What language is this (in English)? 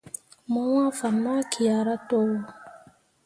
Mundang